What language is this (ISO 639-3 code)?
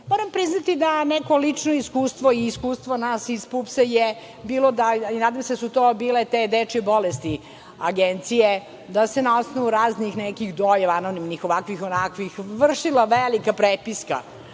srp